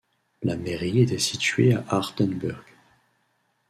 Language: French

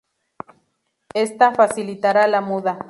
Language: Spanish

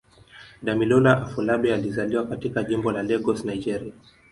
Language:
Swahili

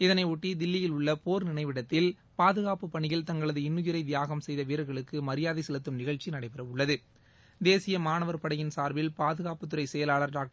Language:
Tamil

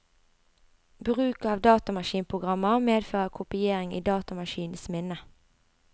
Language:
Norwegian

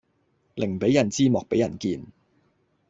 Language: Cantonese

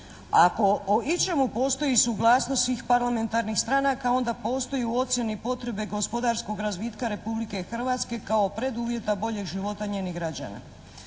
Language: Croatian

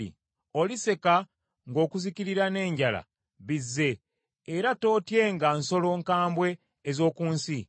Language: Ganda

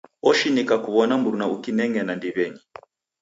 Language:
Taita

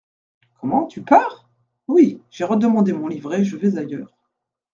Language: French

